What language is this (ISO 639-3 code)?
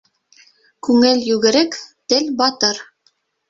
bak